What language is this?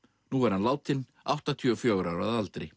Icelandic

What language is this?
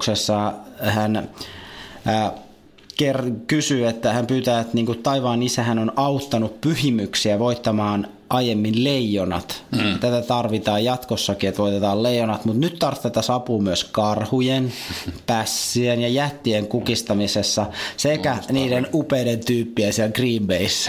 Finnish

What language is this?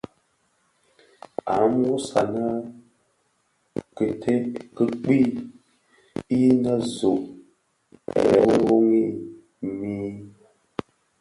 Bafia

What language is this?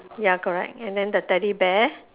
English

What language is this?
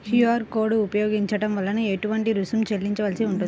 Telugu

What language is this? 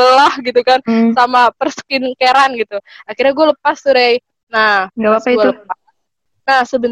Indonesian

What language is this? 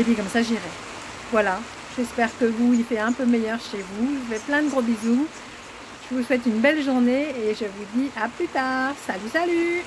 French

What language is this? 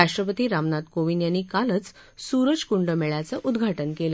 Marathi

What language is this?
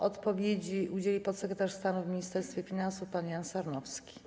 Polish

